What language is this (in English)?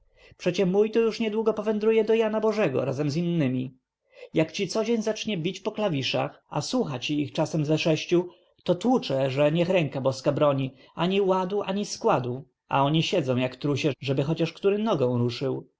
Polish